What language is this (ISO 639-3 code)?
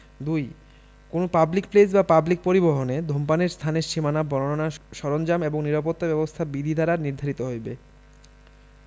ben